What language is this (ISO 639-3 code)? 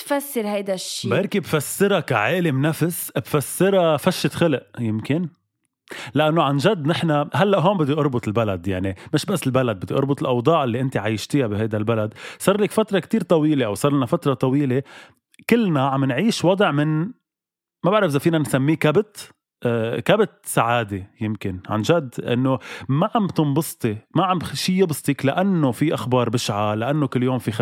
ara